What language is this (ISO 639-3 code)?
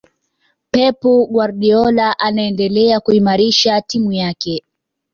swa